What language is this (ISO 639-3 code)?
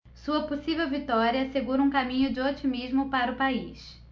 por